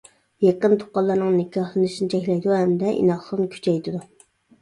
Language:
Uyghur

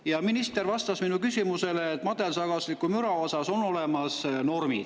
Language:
Estonian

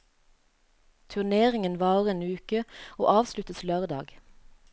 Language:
Norwegian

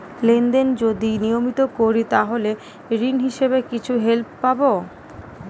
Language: Bangla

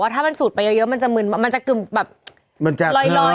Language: Thai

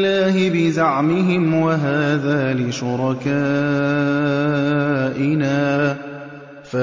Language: Arabic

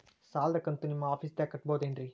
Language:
Kannada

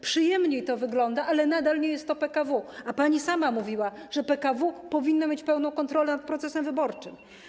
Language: Polish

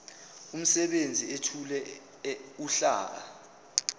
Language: Zulu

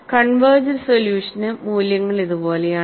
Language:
Malayalam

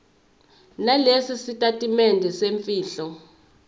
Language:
Zulu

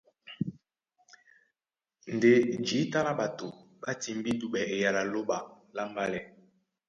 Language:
Duala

